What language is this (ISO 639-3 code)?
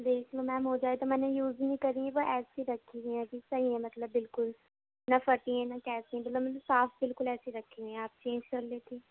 urd